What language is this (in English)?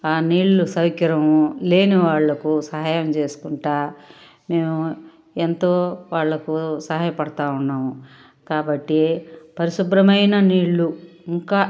Telugu